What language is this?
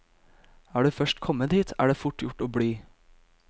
Norwegian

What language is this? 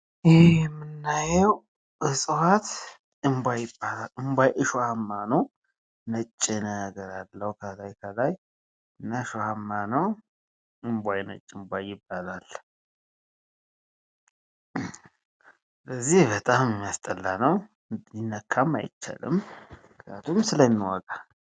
Amharic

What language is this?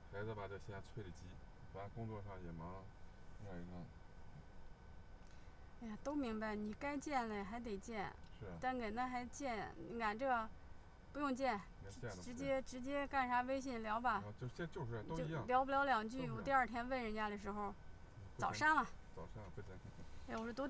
Chinese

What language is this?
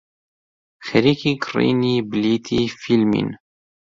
Central Kurdish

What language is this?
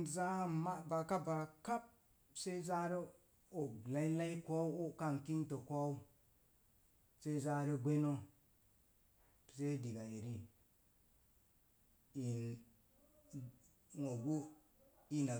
Mom Jango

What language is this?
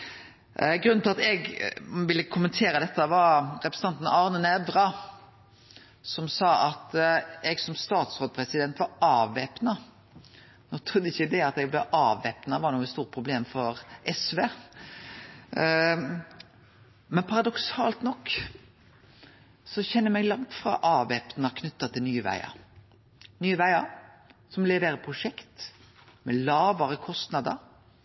Norwegian Nynorsk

